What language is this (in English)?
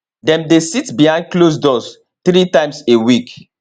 Nigerian Pidgin